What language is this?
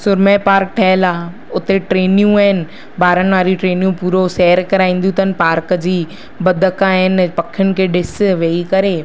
Sindhi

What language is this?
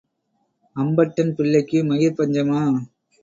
Tamil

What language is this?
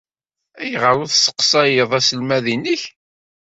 Kabyle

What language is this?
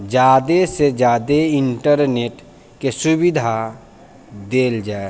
Maithili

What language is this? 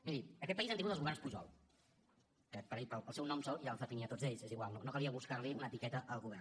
Catalan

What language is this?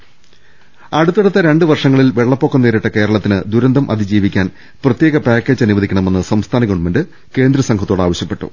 Malayalam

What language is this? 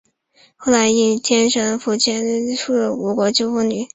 Chinese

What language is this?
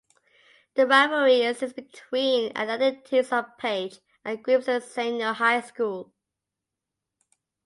English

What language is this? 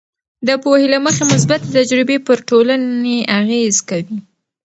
Pashto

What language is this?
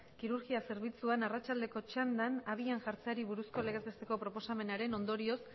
Basque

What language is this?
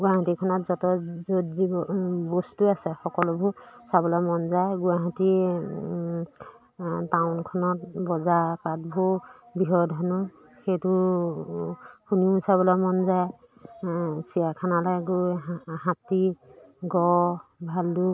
Assamese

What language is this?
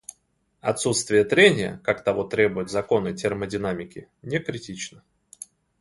Russian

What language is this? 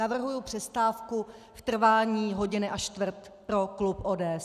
Czech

